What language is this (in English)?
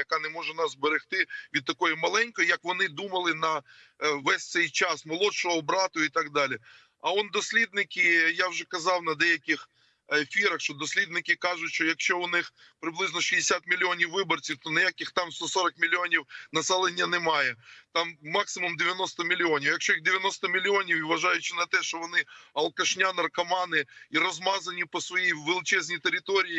Ukrainian